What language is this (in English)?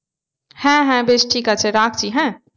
Bangla